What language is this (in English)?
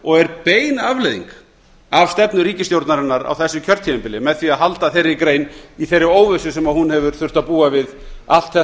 Icelandic